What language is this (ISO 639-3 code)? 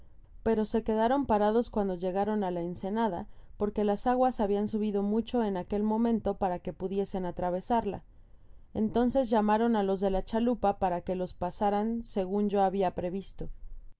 spa